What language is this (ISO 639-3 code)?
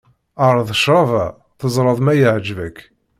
kab